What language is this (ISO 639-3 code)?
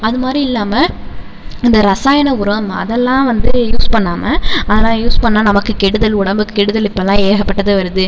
tam